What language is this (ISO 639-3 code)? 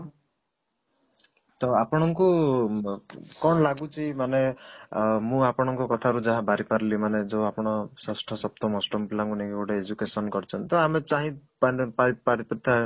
ori